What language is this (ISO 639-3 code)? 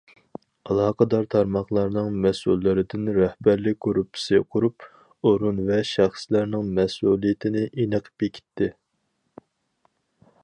uig